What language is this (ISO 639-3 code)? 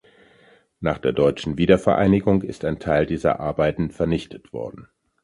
deu